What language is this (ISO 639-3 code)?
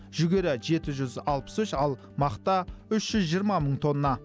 kaz